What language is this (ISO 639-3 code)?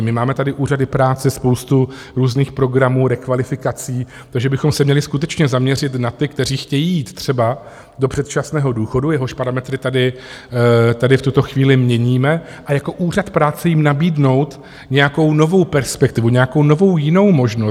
ces